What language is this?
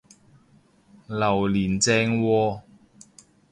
Cantonese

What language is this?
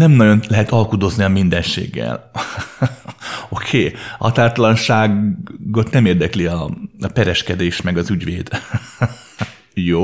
Hungarian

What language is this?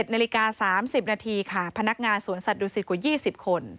Thai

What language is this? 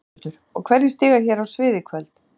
Icelandic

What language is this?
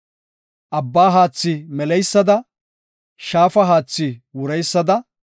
Gofa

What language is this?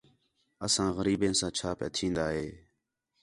Khetrani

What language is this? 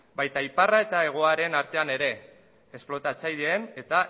Basque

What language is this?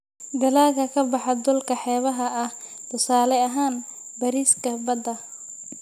Somali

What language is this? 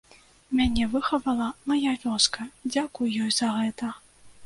Belarusian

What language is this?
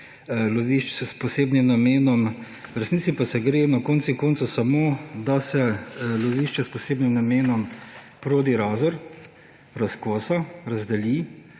Slovenian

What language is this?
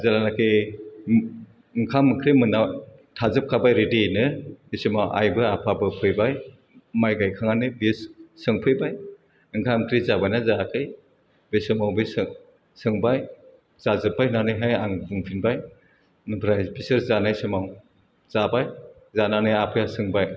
Bodo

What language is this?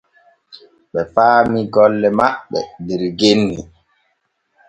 Borgu Fulfulde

